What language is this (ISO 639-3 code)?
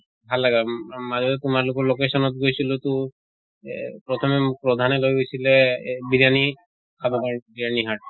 asm